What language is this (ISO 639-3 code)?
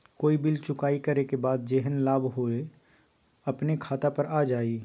mag